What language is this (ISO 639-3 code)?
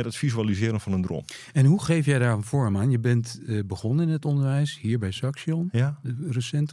nld